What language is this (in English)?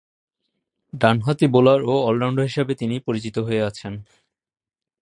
Bangla